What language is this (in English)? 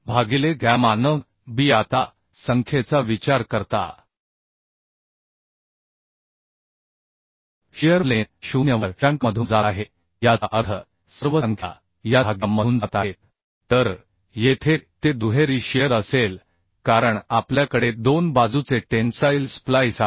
Marathi